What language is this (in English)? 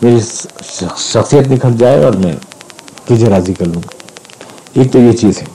Urdu